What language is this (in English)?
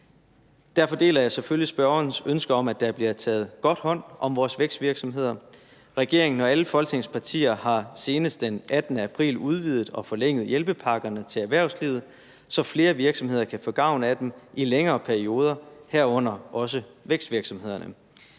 Danish